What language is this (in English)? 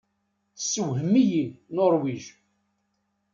Kabyle